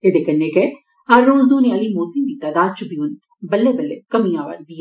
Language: Dogri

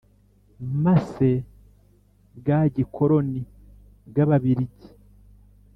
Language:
Kinyarwanda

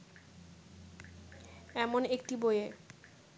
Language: Bangla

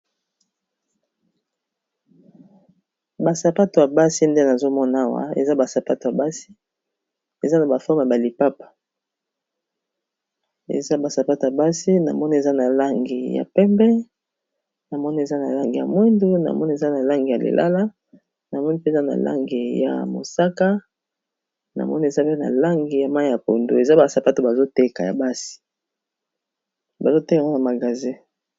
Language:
Lingala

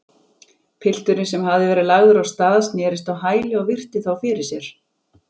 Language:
Icelandic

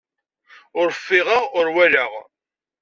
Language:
Kabyle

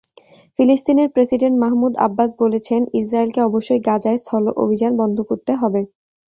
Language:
Bangla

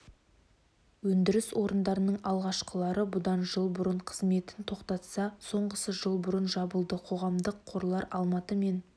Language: Kazakh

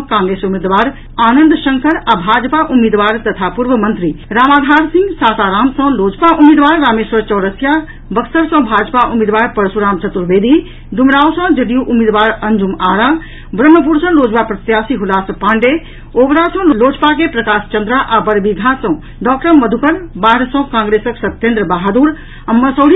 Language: Maithili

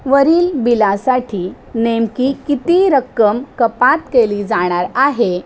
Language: Marathi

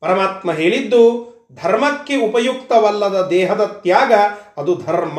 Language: Kannada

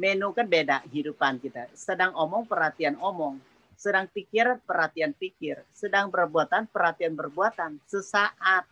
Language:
Indonesian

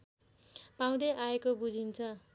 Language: Nepali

